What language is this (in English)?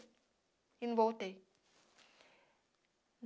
Portuguese